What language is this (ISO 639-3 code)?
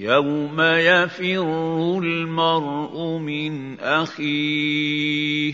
ara